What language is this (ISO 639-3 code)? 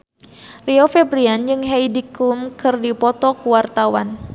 sun